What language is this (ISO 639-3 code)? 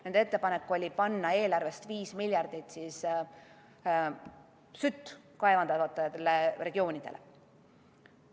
est